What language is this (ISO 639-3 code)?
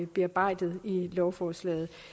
dan